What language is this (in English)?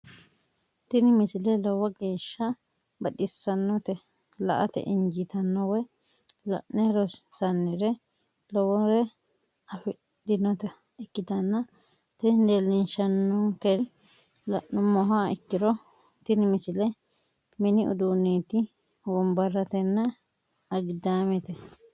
Sidamo